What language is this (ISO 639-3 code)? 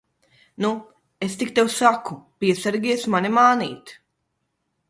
lav